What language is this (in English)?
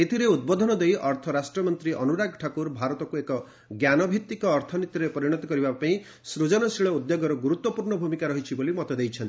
Odia